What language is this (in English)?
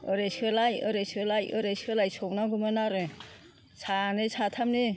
Bodo